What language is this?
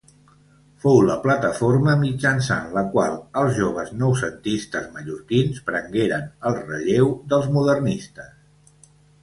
Catalan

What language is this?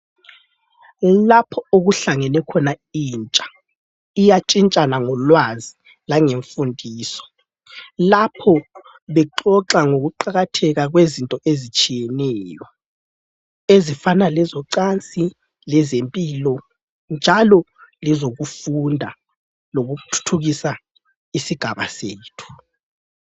North Ndebele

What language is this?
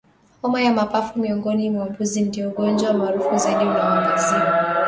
Swahili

